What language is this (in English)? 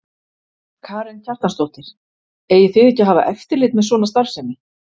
Icelandic